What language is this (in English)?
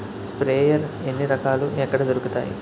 Telugu